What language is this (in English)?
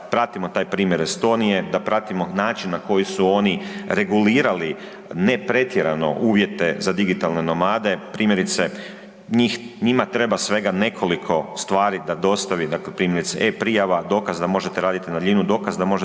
Croatian